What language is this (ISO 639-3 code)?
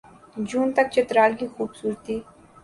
urd